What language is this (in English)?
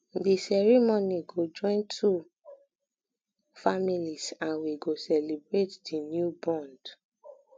Nigerian Pidgin